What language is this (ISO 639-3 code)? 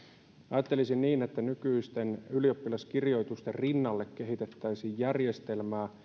fin